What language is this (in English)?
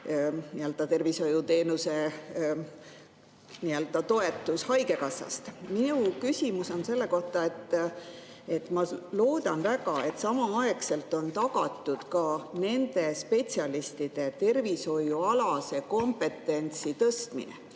Estonian